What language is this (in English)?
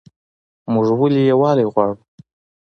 Pashto